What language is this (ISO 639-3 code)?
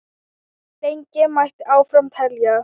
isl